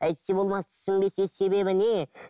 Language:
Kazakh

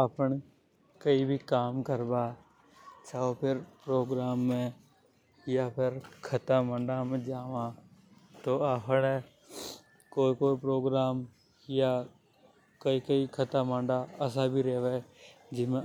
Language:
Hadothi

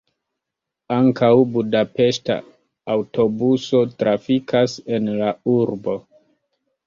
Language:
Esperanto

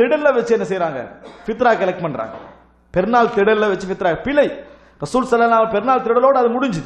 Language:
Tamil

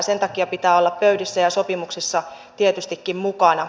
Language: Finnish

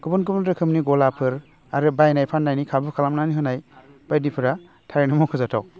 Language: Bodo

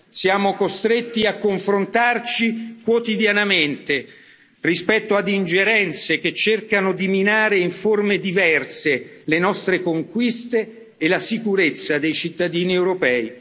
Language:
Italian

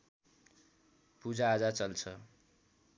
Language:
Nepali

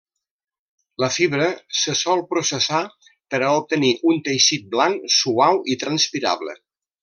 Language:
Catalan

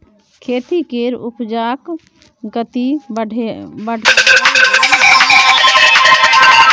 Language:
Maithili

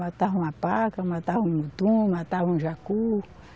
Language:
Portuguese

